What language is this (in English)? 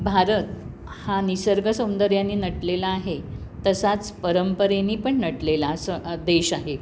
Marathi